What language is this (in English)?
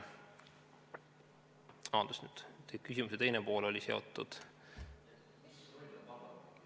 Estonian